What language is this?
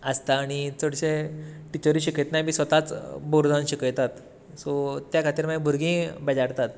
Konkani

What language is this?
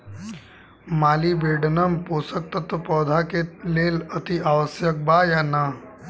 Bhojpuri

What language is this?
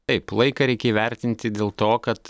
Lithuanian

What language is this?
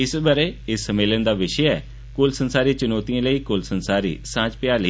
Dogri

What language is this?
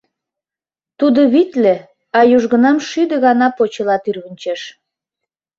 Mari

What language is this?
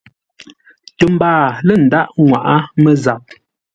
Ngombale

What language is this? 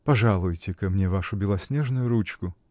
Russian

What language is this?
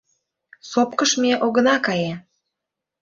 Mari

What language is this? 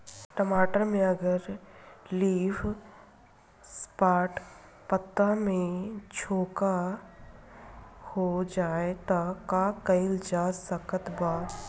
Bhojpuri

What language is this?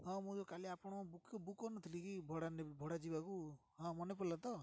Odia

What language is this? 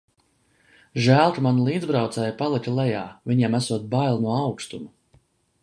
Latvian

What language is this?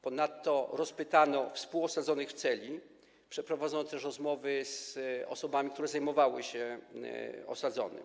Polish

